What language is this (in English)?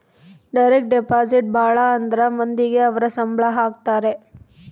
Kannada